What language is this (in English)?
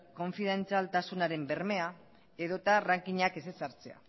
Basque